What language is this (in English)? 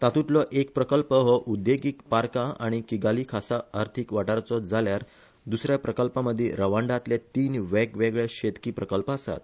Konkani